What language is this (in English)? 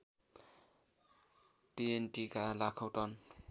Nepali